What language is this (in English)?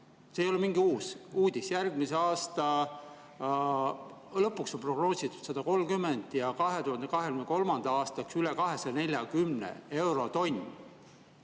Estonian